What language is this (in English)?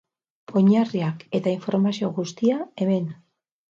Basque